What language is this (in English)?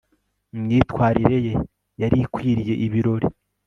Kinyarwanda